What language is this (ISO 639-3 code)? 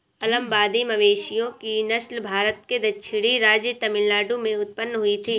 hin